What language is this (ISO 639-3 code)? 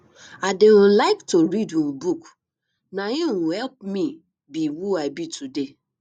pcm